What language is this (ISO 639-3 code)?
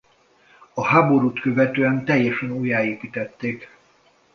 hun